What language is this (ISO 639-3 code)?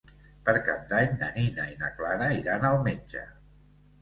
cat